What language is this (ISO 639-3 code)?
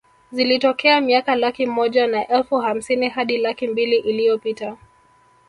swa